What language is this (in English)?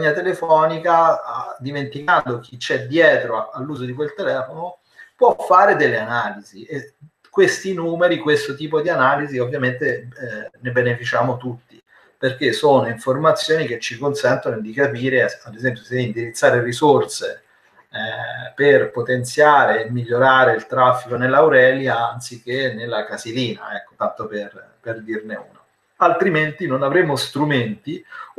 Italian